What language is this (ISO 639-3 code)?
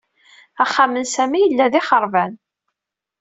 kab